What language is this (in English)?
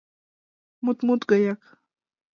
Mari